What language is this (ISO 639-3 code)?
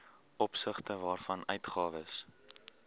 afr